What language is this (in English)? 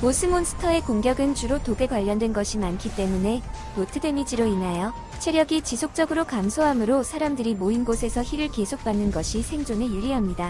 Korean